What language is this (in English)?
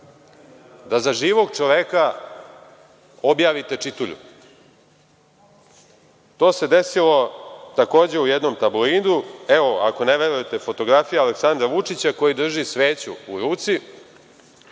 Serbian